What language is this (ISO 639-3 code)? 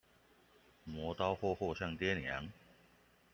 zho